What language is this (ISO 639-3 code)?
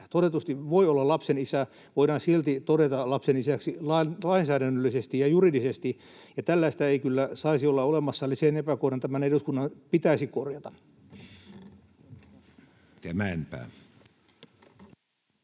fin